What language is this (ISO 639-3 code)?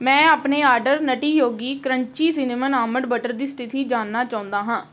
pan